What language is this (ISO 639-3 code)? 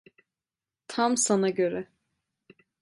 tur